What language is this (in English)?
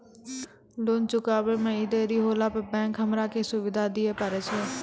Maithili